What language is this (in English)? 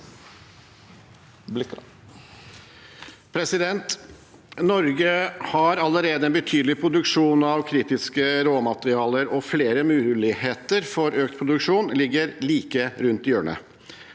Norwegian